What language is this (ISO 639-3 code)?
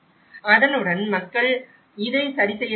tam